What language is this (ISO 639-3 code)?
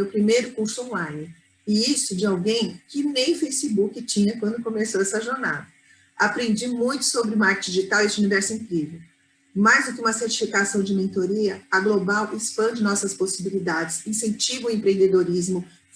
por